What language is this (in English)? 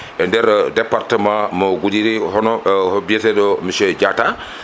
Fula